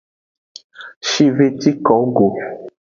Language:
Aja (Benin)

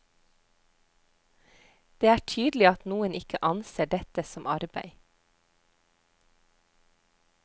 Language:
Norwegian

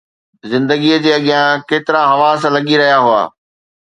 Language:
Sindhi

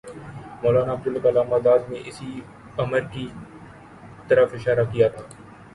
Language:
Urdu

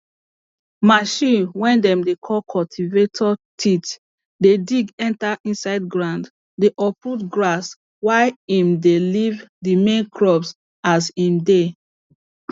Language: Nigerian Pidgin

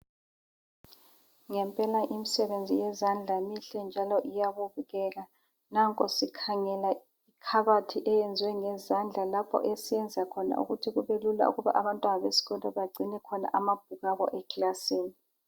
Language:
North Ndebele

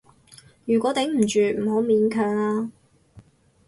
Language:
Cantonese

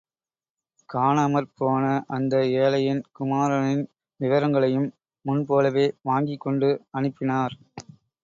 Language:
Tamil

